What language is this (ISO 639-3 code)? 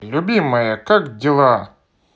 rus